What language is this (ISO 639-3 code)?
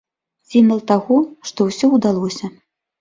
bel